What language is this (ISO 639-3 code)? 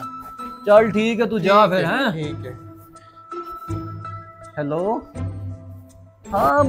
pan